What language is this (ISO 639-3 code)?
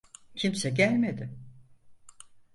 tur